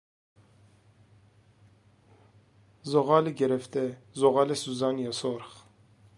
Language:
Persian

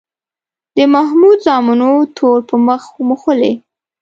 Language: Pashto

